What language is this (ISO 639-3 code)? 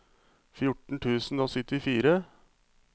nor